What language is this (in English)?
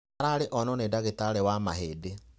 Kikuyu